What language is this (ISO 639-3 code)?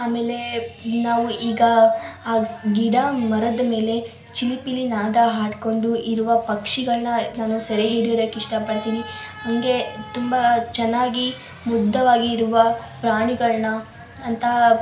kan